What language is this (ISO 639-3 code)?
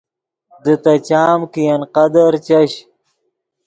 ydg